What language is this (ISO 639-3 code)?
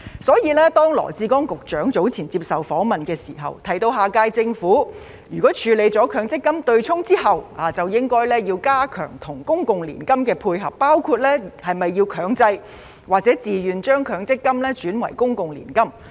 yue